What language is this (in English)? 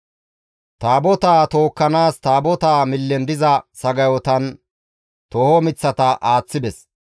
Gamo